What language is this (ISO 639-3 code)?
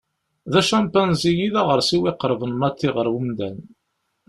kab